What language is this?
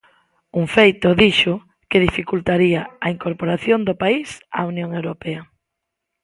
Galician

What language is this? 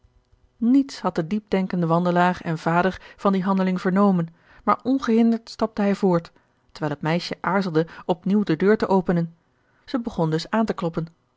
Dutch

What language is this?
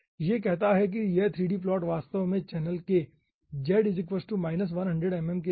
Hindi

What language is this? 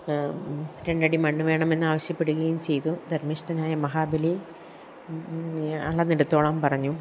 Malayalam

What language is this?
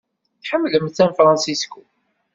Kabyle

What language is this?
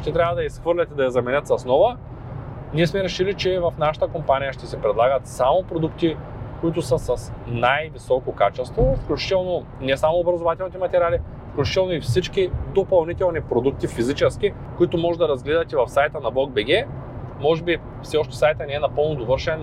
Bulgarian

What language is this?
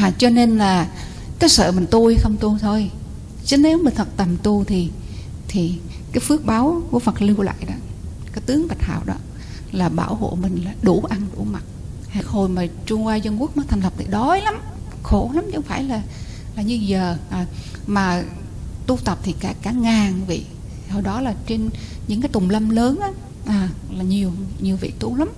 Vietnamese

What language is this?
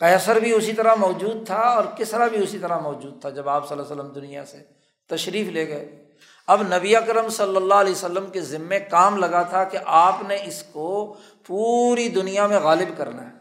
Urdu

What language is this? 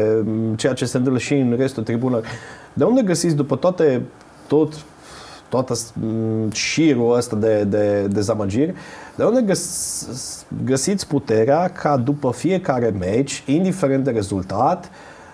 Romanian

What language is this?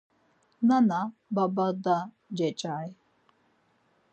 Laz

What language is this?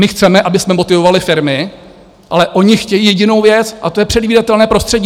Czech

